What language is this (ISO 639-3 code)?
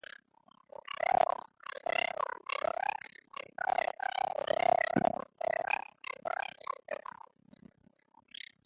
eus